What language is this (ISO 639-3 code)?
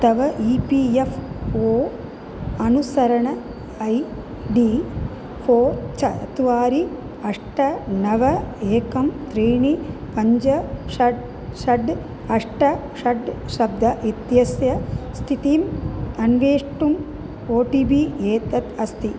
san